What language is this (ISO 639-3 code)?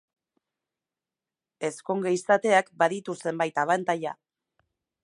eus